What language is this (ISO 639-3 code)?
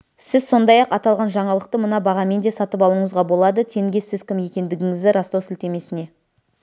kaz